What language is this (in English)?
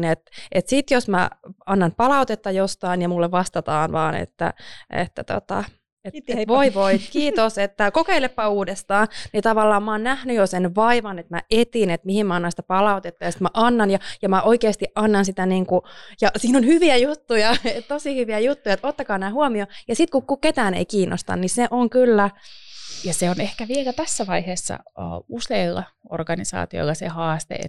Finnish